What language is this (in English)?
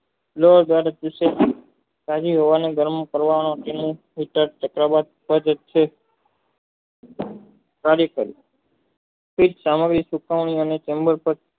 Gujarati